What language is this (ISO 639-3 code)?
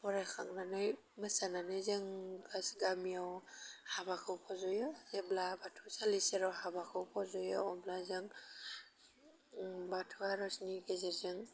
brx